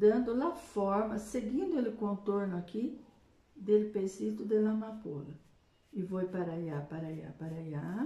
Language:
Portuguese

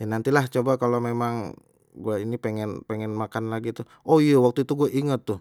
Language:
Betawi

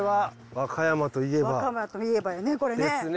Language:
Japanese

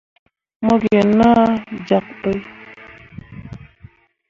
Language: Mundang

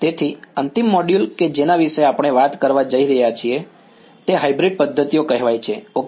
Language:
Gujarati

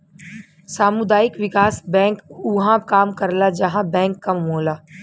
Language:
Bhojpuri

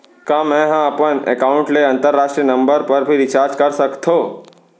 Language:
Chhattisgarhi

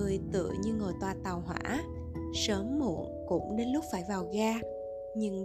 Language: Vietnamese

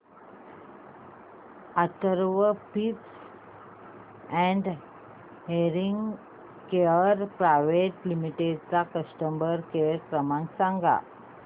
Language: Marathi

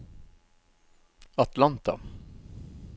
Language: Norwegian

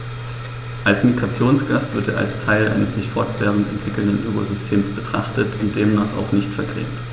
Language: German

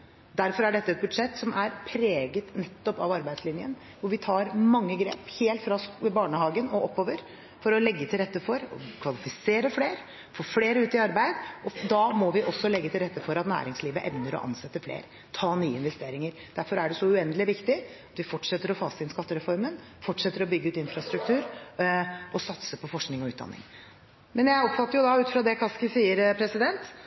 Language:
Norwegian Bokmål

